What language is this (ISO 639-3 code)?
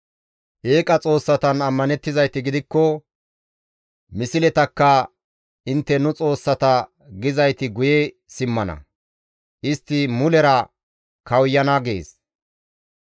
gmv